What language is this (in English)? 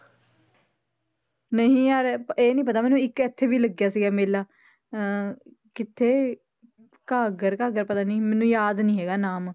Punjabi